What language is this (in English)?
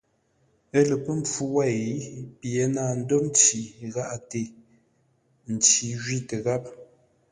Ngombale